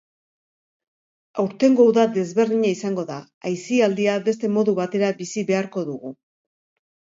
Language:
Basque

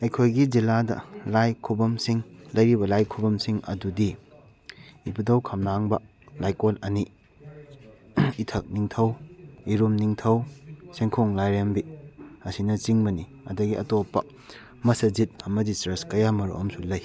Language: Manipuri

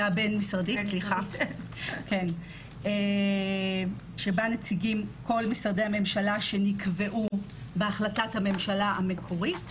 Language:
Hebrew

